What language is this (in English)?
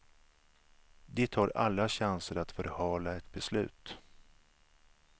Swedish